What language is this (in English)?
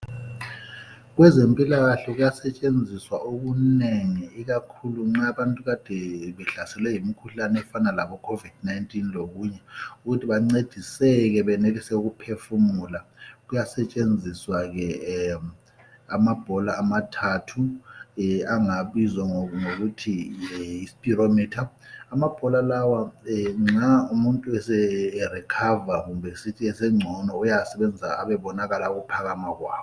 North Ndebele